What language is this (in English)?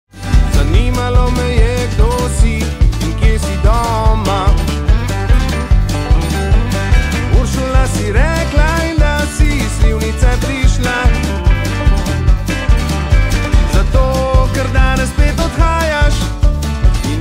Romanian